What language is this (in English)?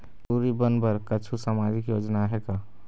Chhattisgarhi